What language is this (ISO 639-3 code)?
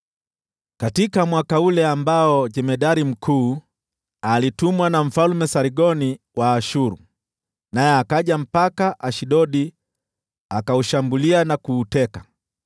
swa